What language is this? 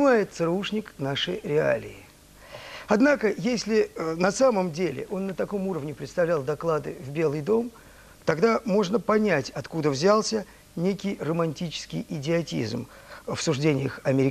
Russian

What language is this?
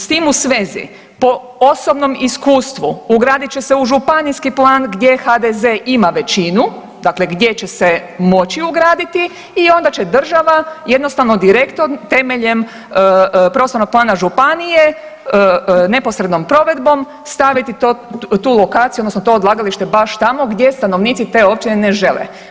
Croatian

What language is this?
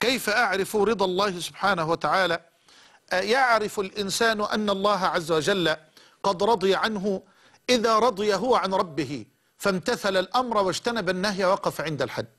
Arabic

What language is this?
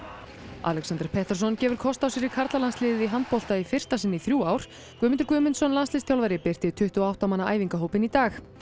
Icelandic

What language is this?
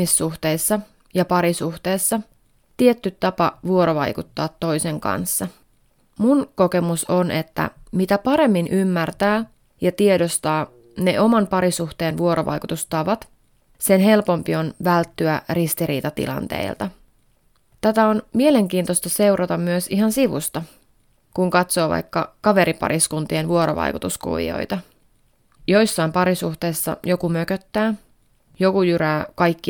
Finnish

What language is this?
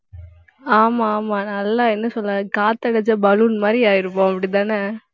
Tamil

